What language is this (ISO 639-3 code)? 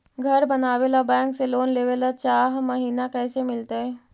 mag